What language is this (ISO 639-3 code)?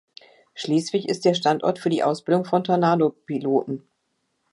deu